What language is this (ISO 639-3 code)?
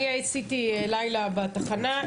heb